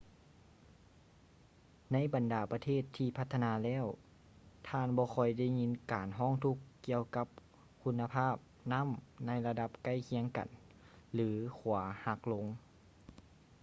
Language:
Lao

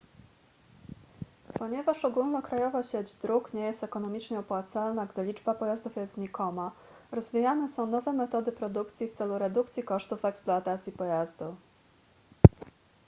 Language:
Polish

